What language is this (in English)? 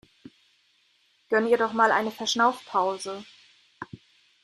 German